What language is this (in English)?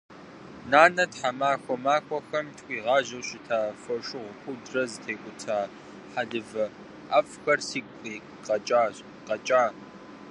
Kabardian